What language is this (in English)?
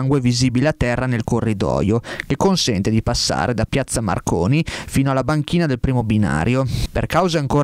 Italian